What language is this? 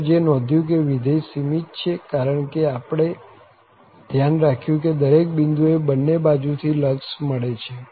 Gujarati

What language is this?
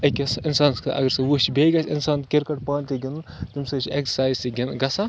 Kashmiri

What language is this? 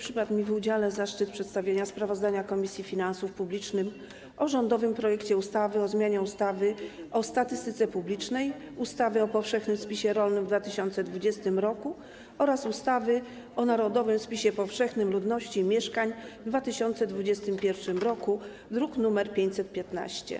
Polish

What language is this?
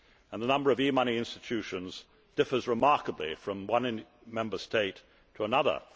English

